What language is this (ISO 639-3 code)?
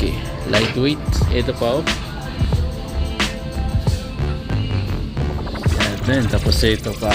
fil